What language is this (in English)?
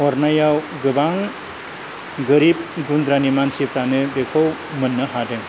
Bodo